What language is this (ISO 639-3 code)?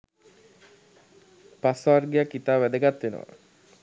sin